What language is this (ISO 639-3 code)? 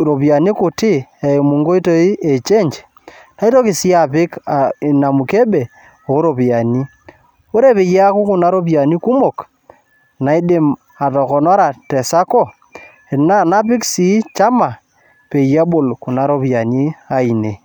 mas